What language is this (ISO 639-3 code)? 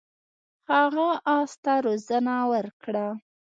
pus